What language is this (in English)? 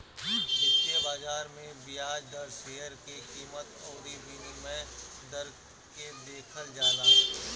Bhojpuri